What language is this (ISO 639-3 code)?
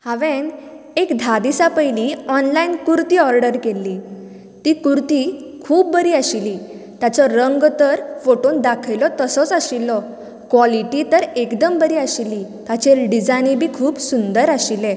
kok